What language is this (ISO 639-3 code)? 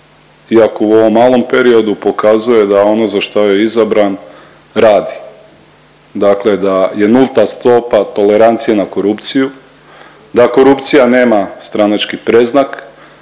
hrv